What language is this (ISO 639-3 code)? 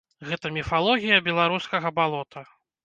bel